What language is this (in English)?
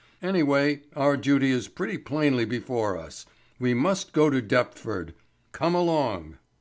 English